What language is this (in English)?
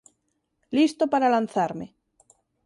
Galician